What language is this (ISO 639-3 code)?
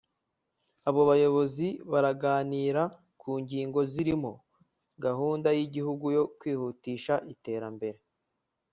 kin